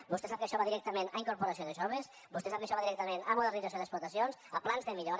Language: Catalan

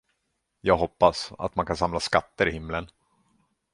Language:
Swedish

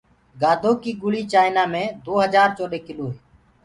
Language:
Gurgula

